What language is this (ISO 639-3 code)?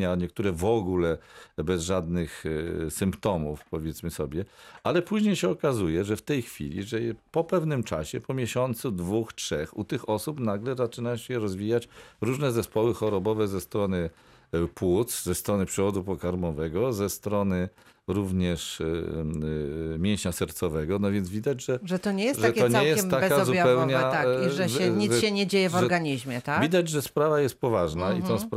pol